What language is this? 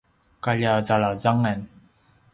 Paiwan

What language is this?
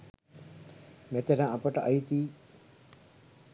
Sinhala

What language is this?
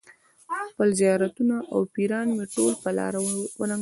Pashto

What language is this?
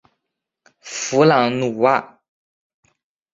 Chinese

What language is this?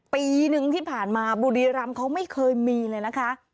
Thai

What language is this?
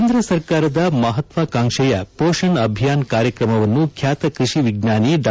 Kannada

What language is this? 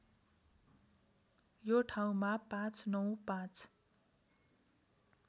Nepali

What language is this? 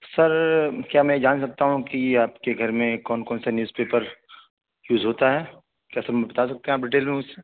Urdu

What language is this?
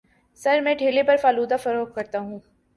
Urdu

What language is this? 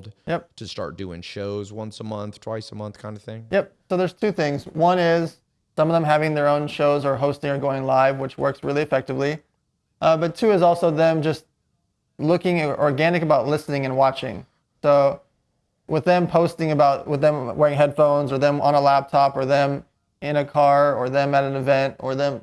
English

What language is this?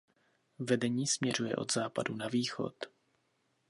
Czech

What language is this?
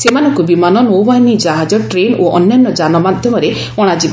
Odia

